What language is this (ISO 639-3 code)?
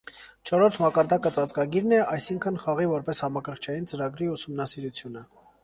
hye